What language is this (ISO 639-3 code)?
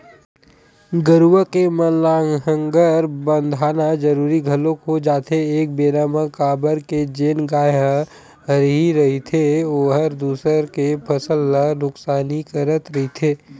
hne